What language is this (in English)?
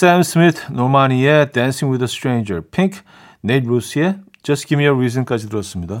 Korean